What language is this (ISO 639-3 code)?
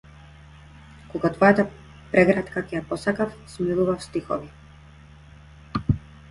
mkd